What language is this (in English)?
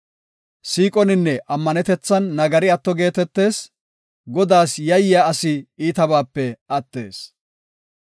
Gofa